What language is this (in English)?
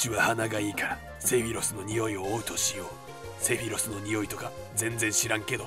Japanese